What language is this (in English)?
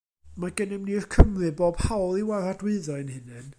Welsh